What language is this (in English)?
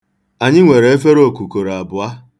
Igbo